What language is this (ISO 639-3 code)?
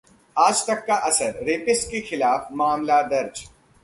hin